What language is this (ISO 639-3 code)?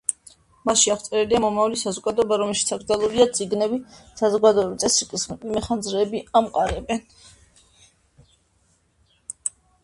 kat